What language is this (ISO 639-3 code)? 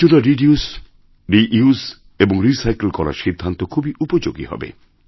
ben